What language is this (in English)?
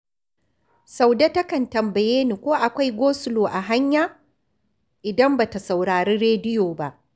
Hausa